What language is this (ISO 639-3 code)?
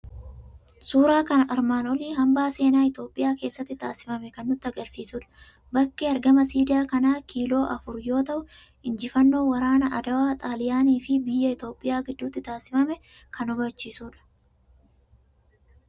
orm